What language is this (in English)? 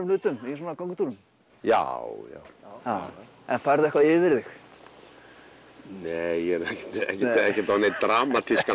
Icelandic